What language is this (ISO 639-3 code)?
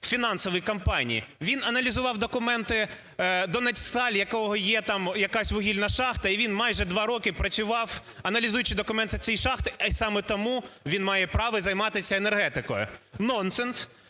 ukr